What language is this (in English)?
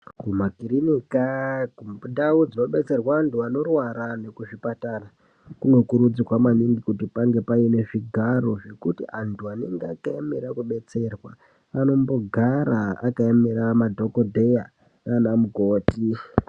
Ndau